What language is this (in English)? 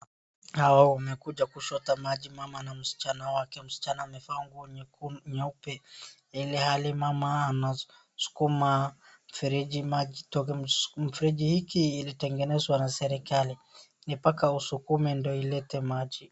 Swahili